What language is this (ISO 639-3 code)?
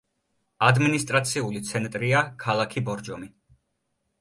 kat